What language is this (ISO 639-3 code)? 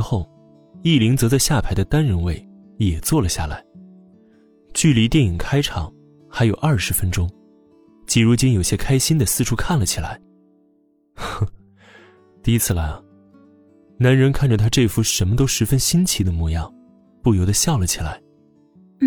zho